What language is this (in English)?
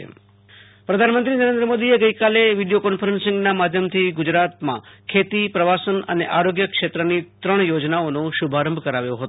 Gujarati